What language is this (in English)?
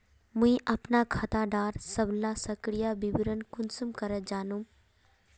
Magahi